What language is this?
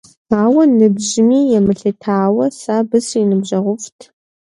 Kabardian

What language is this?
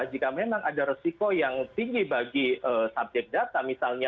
Indonesian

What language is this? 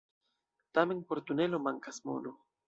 Esperanto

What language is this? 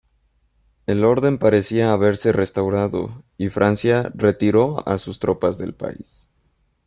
Spanish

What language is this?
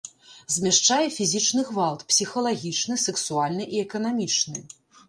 Belarusian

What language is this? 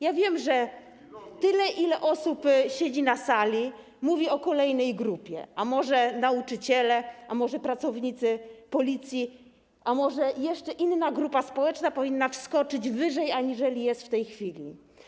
Polish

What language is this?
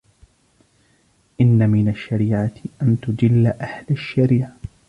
Arabic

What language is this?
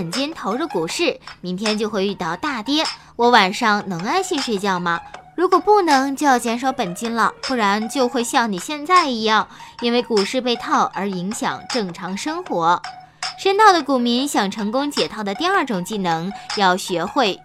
Chinese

